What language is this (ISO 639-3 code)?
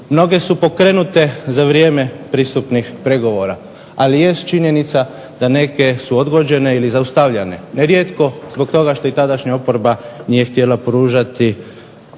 hrv